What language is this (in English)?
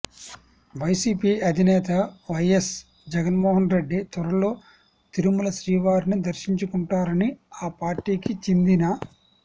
Telugu